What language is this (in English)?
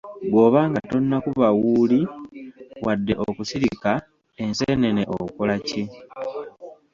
Ganda